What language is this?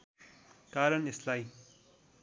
Nepali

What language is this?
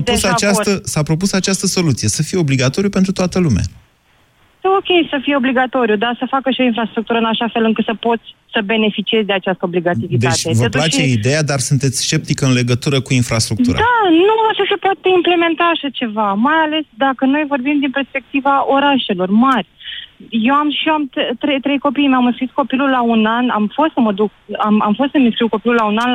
Romanian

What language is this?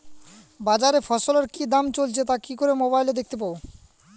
Bangla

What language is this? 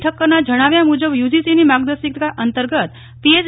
Gujarati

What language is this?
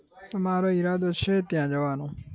Gujarati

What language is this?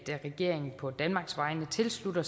Danish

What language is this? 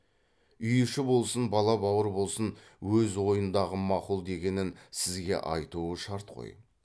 Kazakh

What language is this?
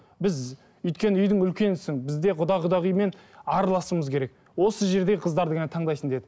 Kazakh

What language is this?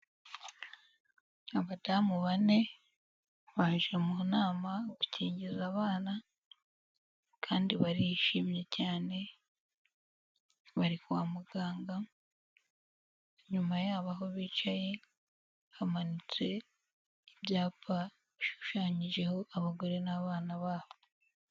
Kinyarwanda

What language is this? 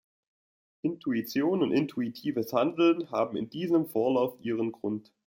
German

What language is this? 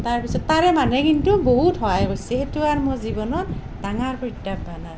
Assamese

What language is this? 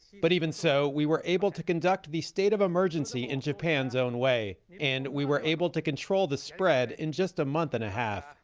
English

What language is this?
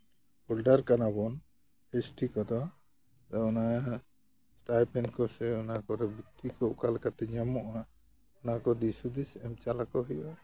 Santali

